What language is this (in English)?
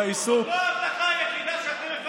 Hebrew